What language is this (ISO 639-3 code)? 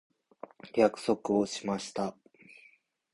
jpn